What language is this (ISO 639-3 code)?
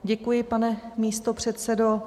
ces